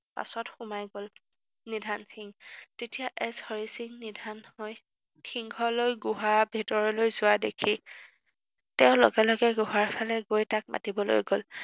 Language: Assamese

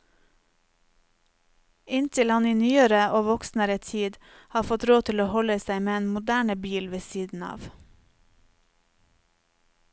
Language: Norwegian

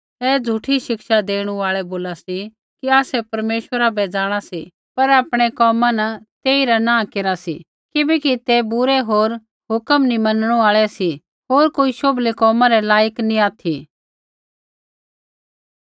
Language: Kullu Pahari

